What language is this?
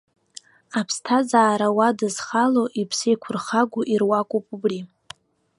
Abkhazian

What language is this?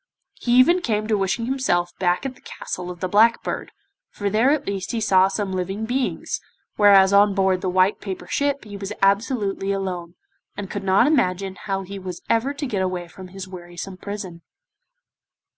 English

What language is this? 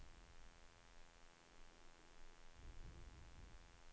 Swedish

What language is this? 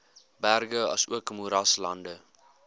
Afrikaans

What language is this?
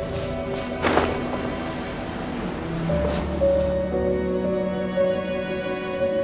Japanese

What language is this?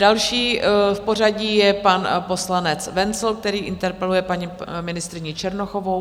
Czech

